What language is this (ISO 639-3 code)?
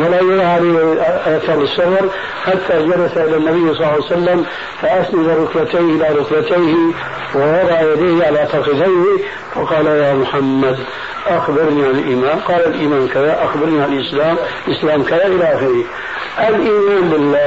ara